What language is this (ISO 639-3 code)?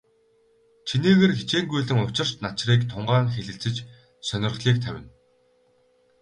mon